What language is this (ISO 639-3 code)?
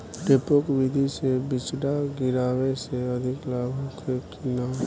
bho